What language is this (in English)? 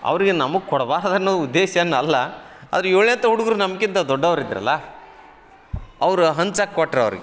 Kannada